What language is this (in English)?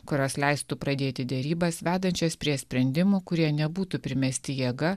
Lithuanian